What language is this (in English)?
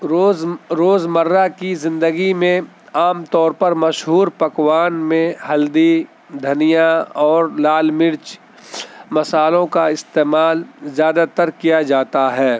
Urdu